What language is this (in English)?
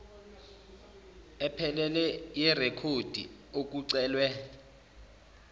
Zulu